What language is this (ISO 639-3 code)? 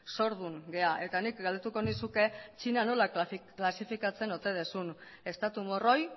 eus